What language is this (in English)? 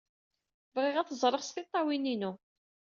Kabyle